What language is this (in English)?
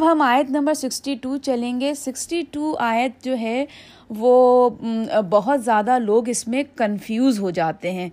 Urdu